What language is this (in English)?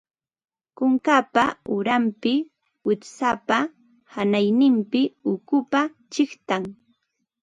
Ambo-Pasco Quechua